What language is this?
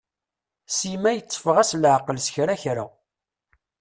Kabyle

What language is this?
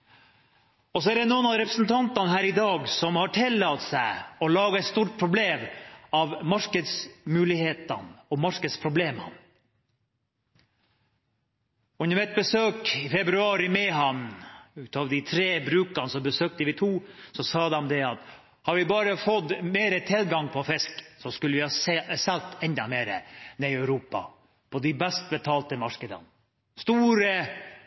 Norwegian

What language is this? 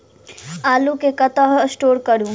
Maithili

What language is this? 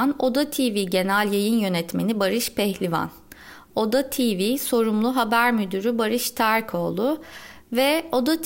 Turkish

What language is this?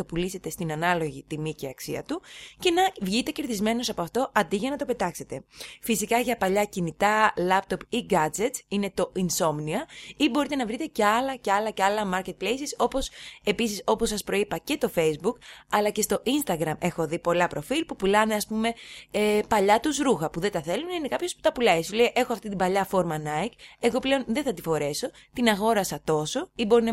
Greek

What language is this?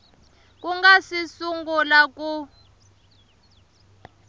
Tsonga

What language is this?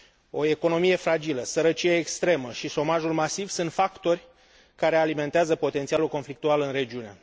Romanian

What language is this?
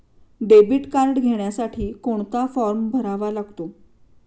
Marathi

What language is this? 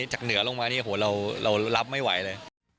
Thai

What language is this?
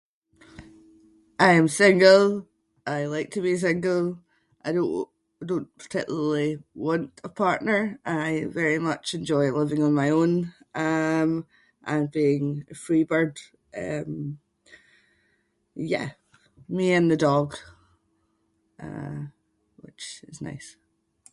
Scots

